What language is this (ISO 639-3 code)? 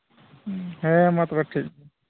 sat